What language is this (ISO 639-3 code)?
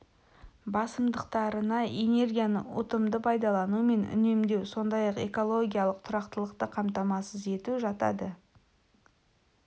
kaz